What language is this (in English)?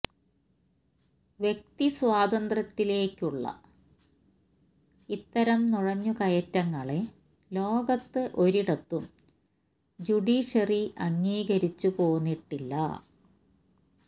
Malayalam